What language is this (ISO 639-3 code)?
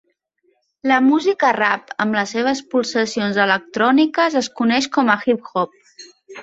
cat